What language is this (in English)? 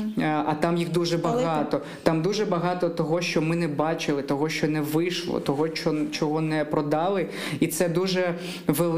Ukrainian